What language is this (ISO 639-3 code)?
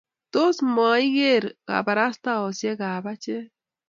kln